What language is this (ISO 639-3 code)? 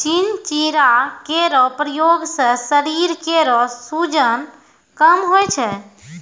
mai